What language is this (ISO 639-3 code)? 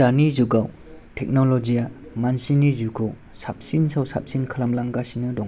brx